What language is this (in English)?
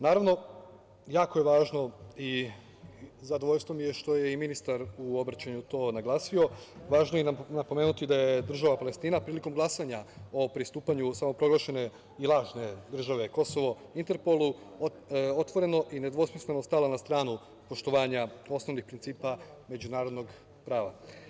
Serbian